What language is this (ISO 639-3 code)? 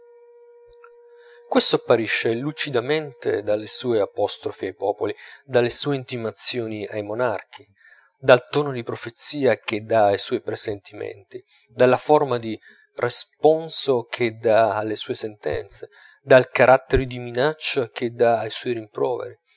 ita